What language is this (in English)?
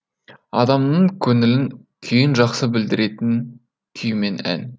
Kazakh